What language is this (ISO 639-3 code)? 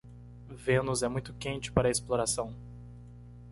por